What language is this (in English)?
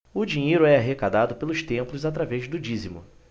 Portuguese